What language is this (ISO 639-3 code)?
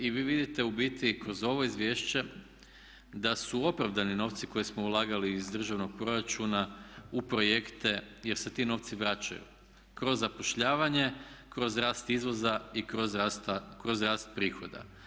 hrv